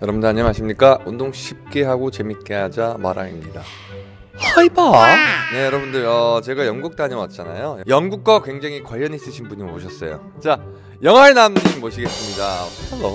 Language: Korean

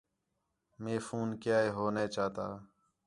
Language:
Khetrani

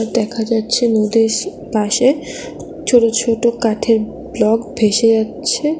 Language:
Bangla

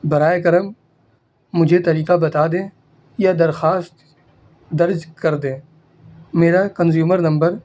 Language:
Urdu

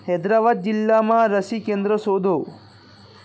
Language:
Gujarati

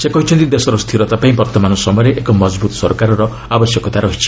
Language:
Odia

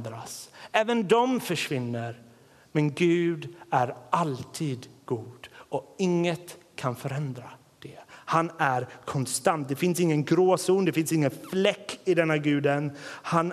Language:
Swedish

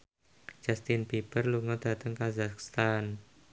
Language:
Javanese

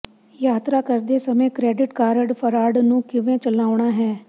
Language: Punjabi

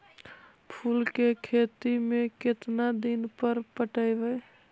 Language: Magahi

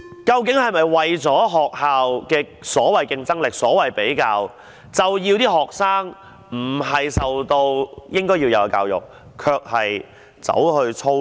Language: Cantonese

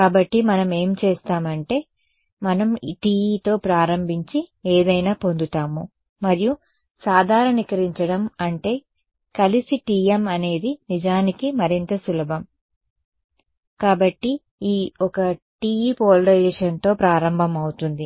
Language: Telugu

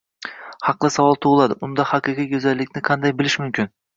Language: Uzbek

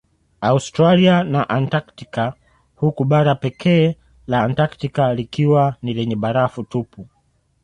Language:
Swahili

